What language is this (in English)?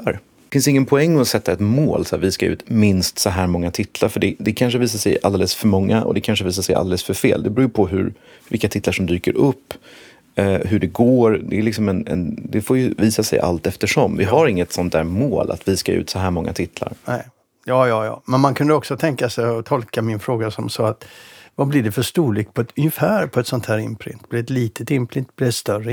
Swedish